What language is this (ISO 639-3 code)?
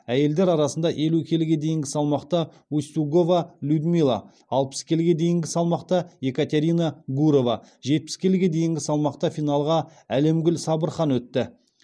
kaz